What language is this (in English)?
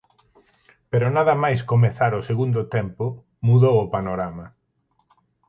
Galician